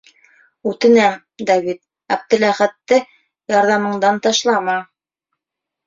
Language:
Bashkir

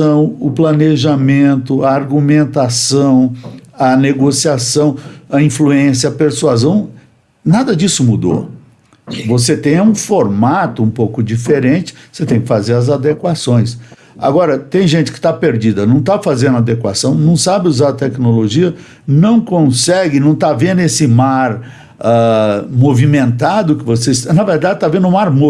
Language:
Portuguese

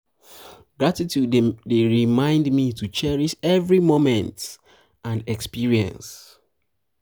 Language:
Nigerian Pidgin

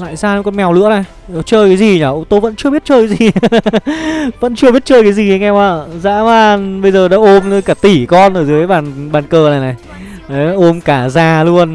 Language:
Vietnamese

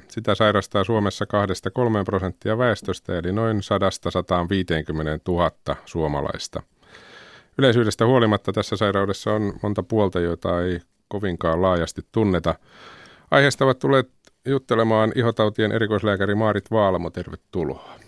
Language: Finnish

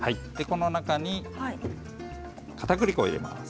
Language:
Japanese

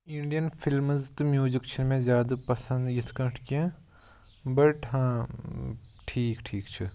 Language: Kashmiri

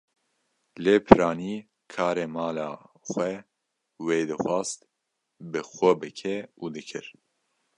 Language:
Kurdish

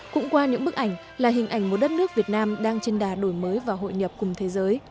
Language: Vietnamese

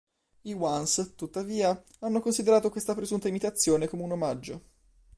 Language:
Italian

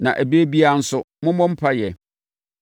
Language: Akan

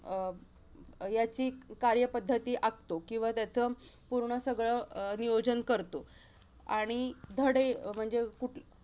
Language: Marathi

